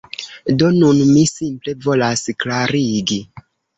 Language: Esperanto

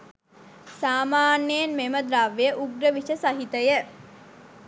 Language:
Sinhala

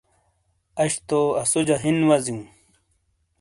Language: Shina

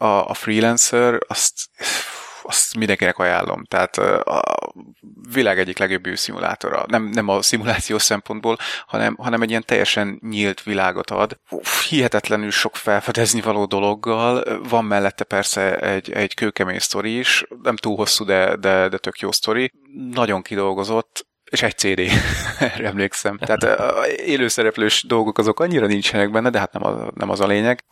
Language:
Hungarian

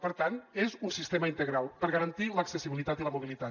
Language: Catalan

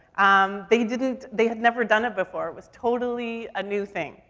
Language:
English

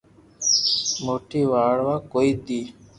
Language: Loarki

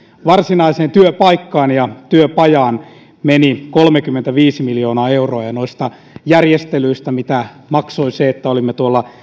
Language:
Finnish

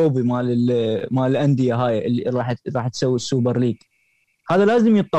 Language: Arabic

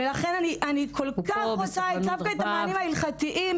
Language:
Hebrew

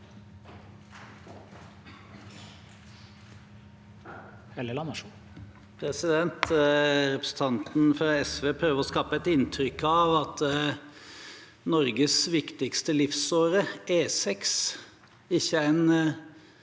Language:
Norwegian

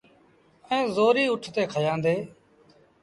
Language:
Sindhi Bhil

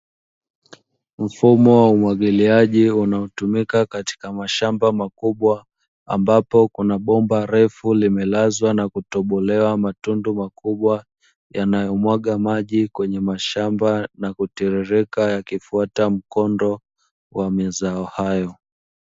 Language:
Swahili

